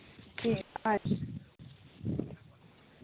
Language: Dogri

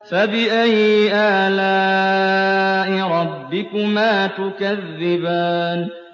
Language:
Arabic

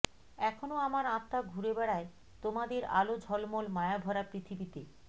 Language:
Bangla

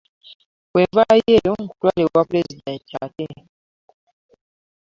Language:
Ganda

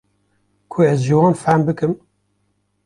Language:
Kurdish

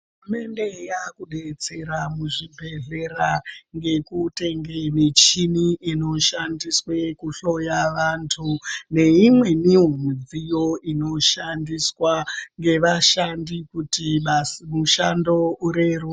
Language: Ndau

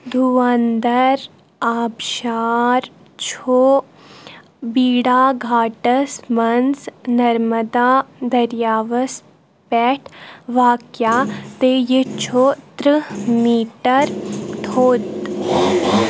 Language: Kashmiri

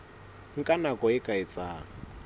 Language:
Southern Sotho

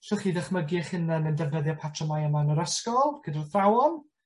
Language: Welsh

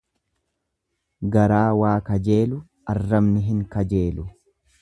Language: Oromo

